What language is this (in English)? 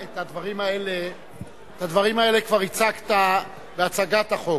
Hebrew